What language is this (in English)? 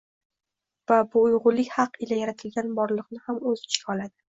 Uzbek